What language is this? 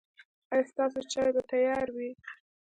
Pashto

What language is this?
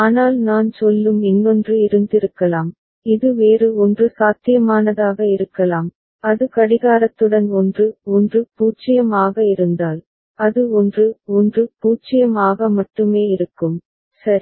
Tamil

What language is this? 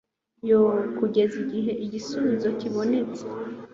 Kinyarwanda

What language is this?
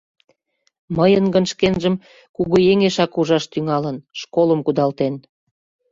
Mari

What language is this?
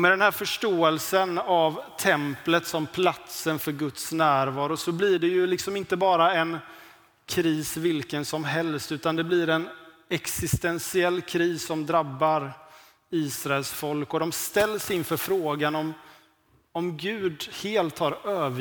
Swedish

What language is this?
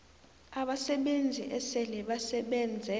South Ndebele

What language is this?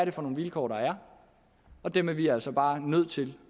Danish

